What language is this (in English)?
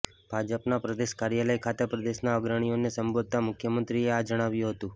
Gujarati